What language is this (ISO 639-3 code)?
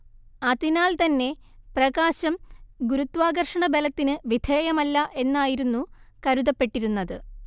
mal